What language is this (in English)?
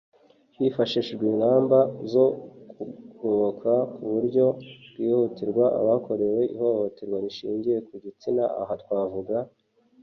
Kinyarwanda